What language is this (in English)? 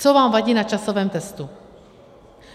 Czech